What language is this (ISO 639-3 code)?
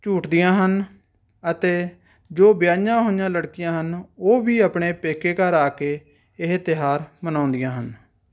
pan